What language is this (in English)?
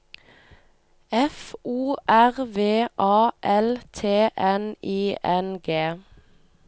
Norwegian